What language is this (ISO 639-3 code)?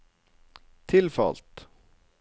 nor